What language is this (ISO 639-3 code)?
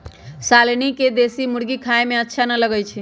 mag